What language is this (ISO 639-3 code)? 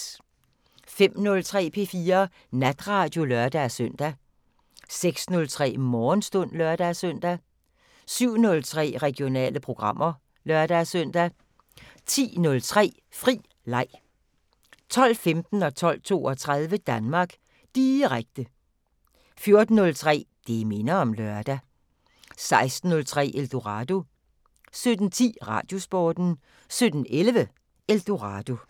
dan